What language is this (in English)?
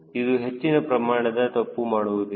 Kannada